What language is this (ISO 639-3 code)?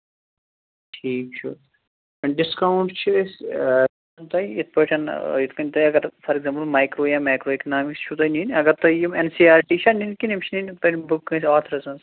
kas